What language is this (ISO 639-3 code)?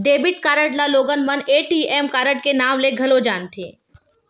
hne